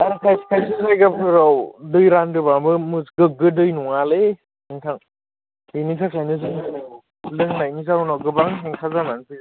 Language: Bodo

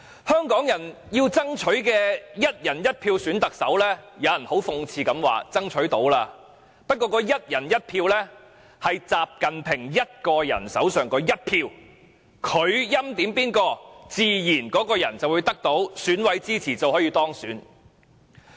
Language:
Cantonese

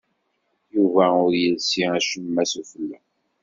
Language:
Kabyle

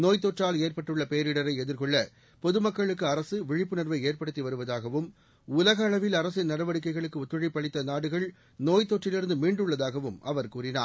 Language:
Tamil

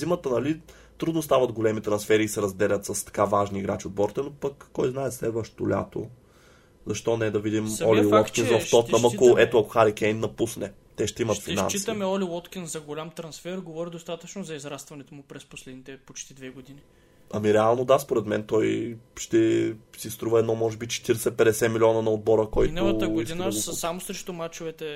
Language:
Bulgarian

